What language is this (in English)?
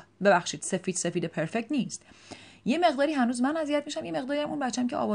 Persian